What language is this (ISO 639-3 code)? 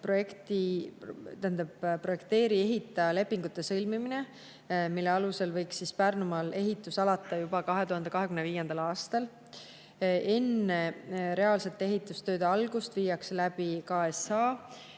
est